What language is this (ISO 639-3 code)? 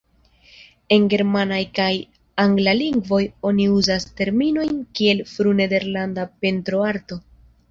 epo